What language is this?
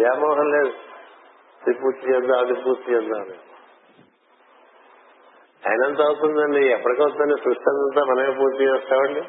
Telugu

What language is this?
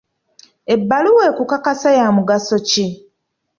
Ganda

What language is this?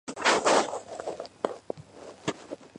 Georgian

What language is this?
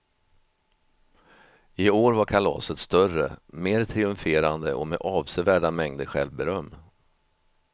Swedish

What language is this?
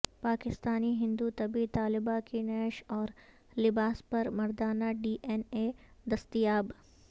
Urdu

